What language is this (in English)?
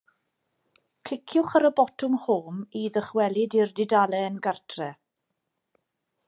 Welsh